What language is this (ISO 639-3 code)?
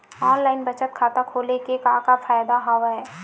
hne